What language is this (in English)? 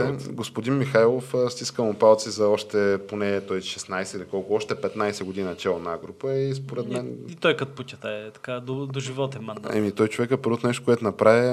Bulgarian